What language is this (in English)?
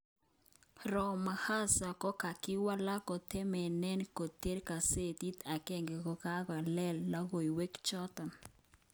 Kalenjin